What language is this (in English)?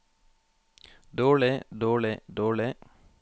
Norwegian